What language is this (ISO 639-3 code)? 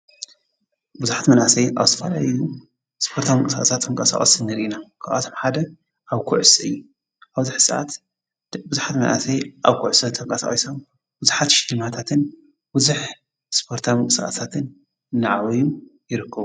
tir